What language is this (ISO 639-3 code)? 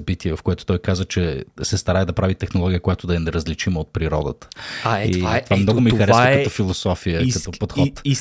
bul